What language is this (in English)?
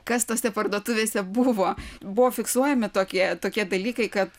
Lithuanian